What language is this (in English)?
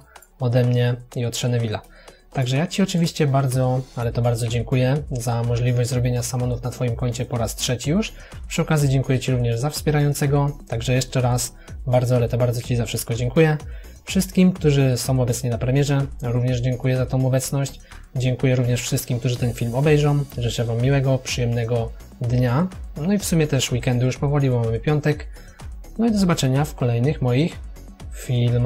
Polish